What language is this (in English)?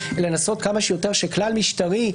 Hebrew